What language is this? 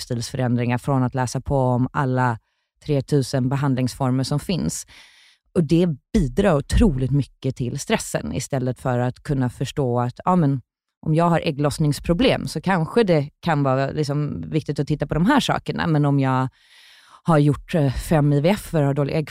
Swedish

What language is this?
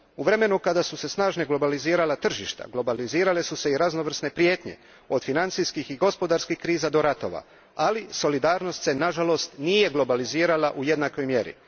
Croatian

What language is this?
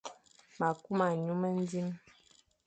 Fang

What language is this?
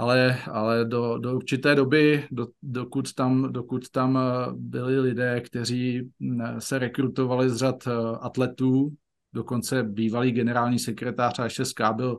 Czech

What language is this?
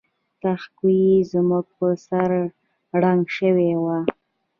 Pashto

